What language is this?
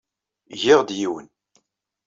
Kabyle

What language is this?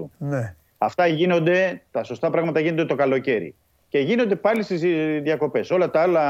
Greek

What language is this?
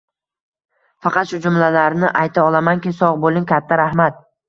Uzbek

